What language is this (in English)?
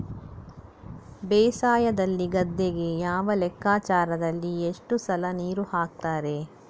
Kannada